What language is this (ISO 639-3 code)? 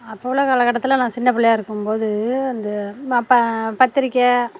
tam